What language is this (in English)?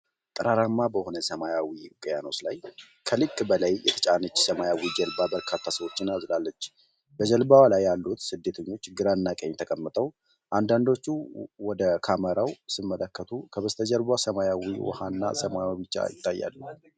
Amharic